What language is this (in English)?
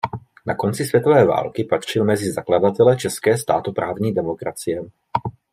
Czech